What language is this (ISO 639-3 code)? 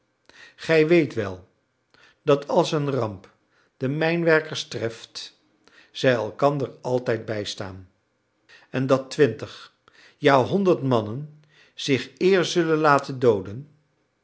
nld